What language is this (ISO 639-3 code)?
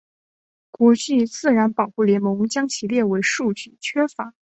zho